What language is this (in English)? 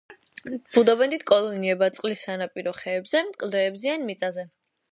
Georgian